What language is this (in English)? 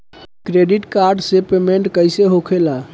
Bhojpuri